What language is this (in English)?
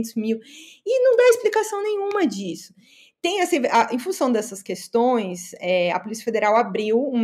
Portuguese